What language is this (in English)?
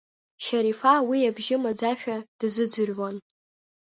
Abkhazian